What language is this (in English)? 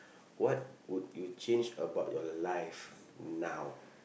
English